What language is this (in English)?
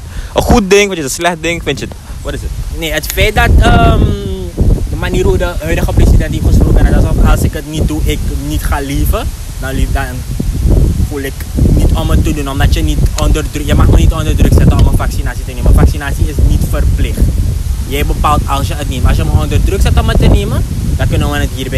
Dutch